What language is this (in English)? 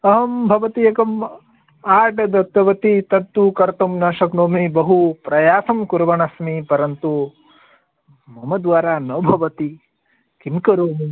Sanskrit